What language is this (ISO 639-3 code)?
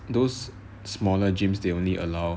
eng